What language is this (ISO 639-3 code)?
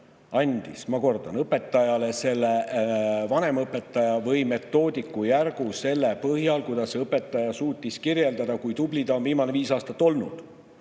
est